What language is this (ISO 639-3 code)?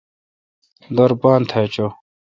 xka